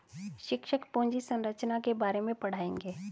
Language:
Hindi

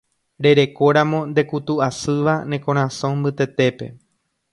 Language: Guarani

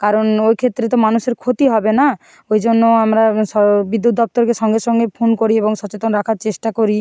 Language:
Bangla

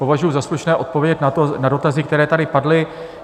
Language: Czech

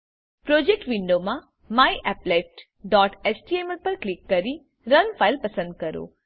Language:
Gujarati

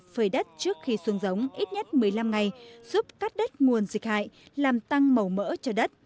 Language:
Vietnamese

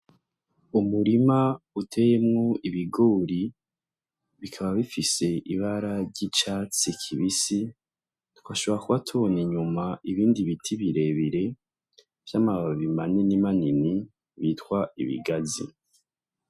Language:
Rundi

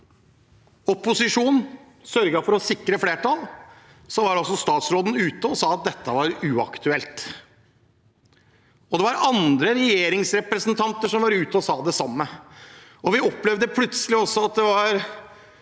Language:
Norwegian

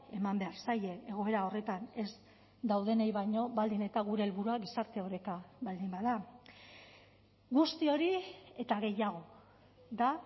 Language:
Basque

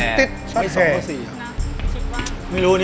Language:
Thai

